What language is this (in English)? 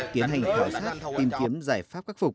Vietnamese